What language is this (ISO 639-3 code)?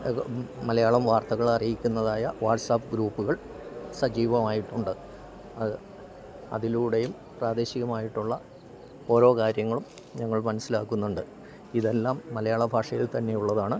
mal